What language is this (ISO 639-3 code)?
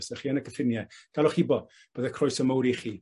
cym